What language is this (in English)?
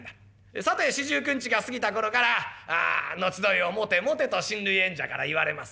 Japanese